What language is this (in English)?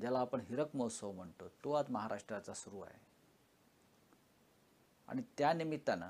Marathi